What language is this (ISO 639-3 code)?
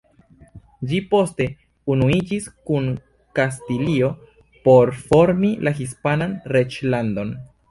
epo